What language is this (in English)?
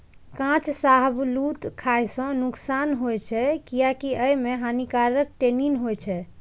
Maithili